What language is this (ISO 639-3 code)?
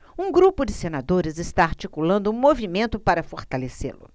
por